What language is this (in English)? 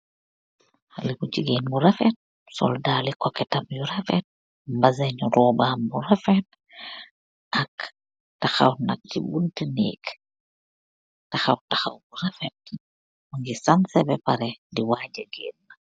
Wolof